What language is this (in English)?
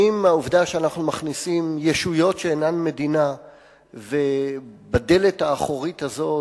Hebrew